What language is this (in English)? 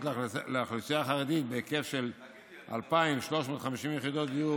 Hebrew